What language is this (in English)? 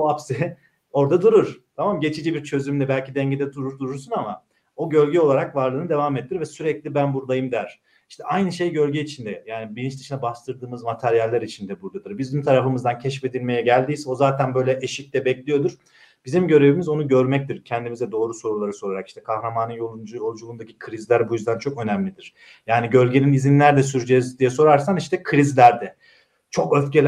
Turkish